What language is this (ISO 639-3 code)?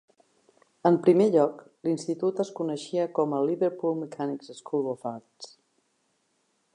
cat